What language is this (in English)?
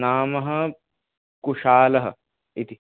Sanskrit